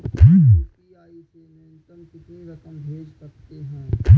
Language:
Hindi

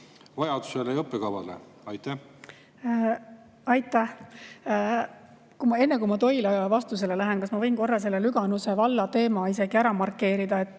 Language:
Estonian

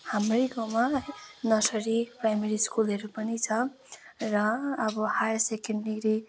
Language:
Nepali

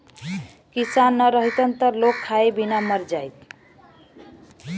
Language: Bhojpuri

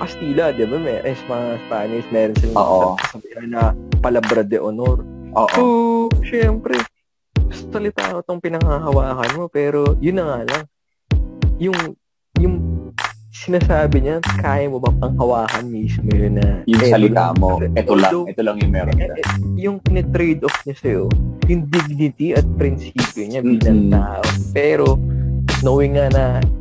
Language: Filipino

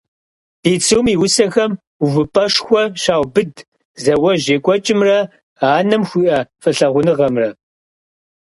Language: Kabardian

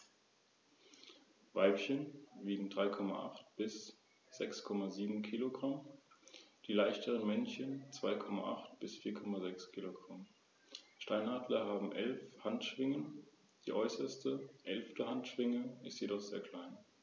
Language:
German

